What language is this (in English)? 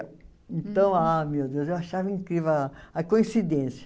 Portuguese